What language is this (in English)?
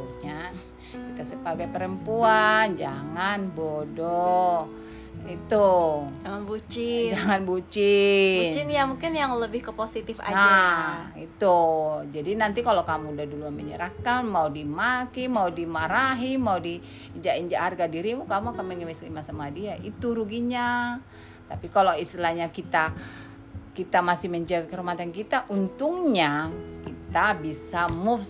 Indonesian